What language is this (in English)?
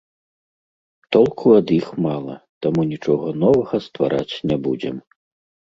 Belarusian